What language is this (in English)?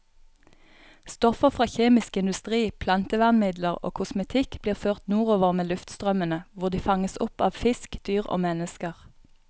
Norwegian